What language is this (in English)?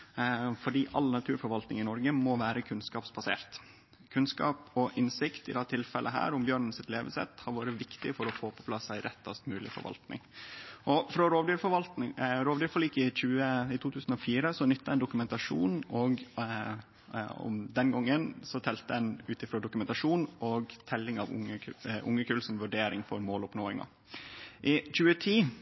Norwegian Nynorsk